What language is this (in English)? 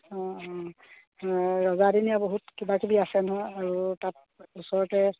Assamese